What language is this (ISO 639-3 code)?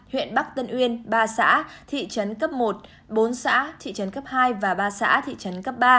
vie